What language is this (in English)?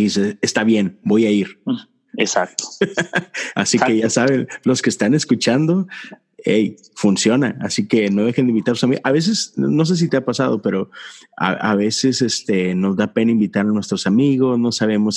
Spanish